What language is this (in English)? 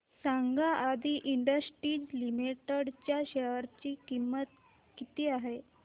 Marathi